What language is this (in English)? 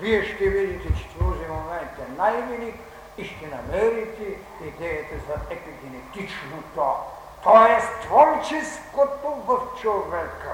Bulgarian